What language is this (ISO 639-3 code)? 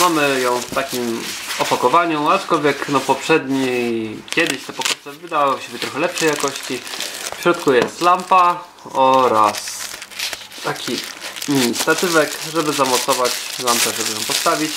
pol